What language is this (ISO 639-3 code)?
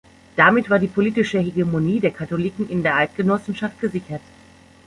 deu